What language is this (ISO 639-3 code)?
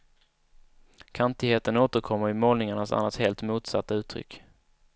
swe